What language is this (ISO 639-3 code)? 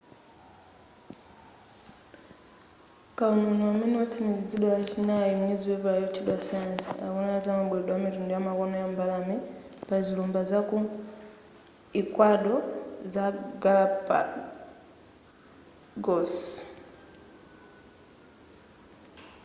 nya